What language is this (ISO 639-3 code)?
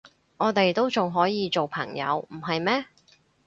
yue